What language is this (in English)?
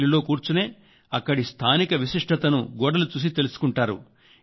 Telugu